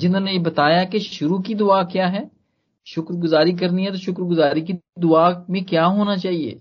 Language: Hindi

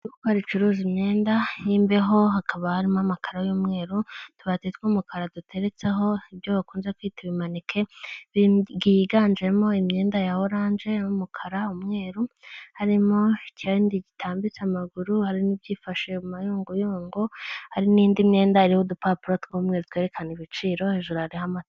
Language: Kinyarwanda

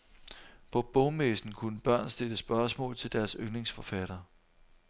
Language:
Danish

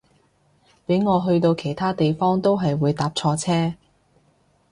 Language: Cantonese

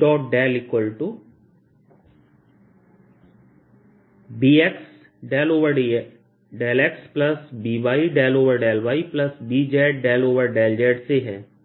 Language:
Hindi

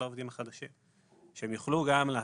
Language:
Hebrew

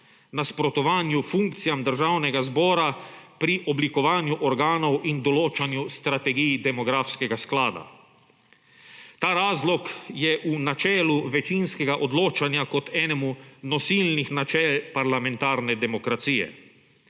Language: Slovenian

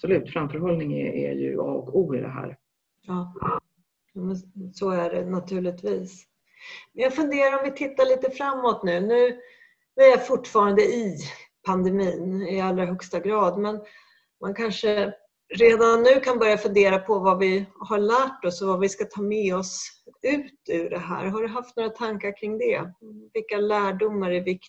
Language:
Swedish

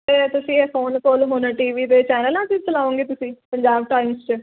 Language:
Punjabi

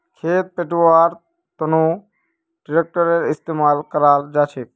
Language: Magahi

